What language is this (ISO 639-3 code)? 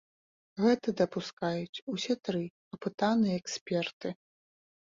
bel